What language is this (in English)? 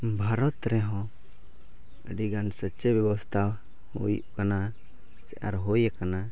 Santali